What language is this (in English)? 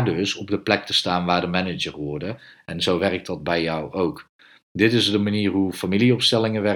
Dutch